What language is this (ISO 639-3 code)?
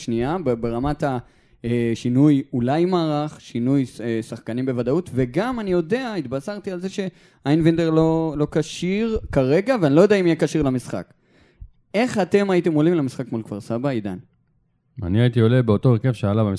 heb